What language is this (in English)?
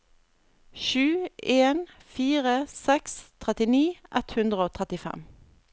Norwegian